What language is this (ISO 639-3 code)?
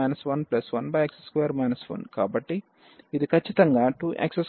tel